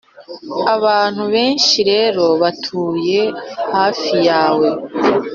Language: Kinyarwanda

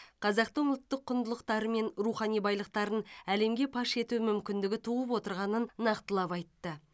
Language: Kazakh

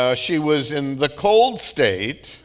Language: English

